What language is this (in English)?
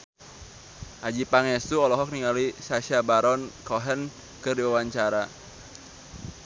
Sundanese